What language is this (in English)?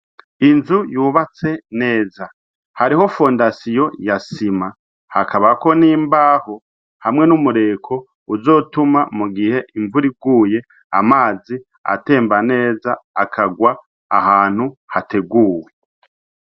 Rundi